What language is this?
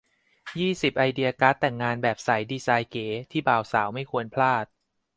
Thai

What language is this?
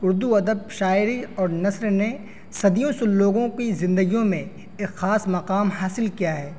Urdu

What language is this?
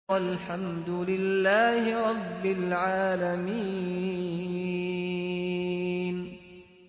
Arabic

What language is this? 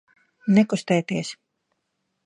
Latvian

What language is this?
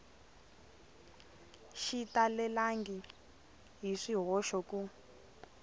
Tsonga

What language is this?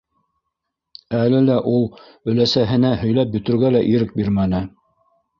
Bashkir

